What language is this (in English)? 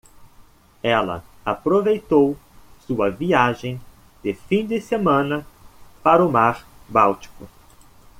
Portuguese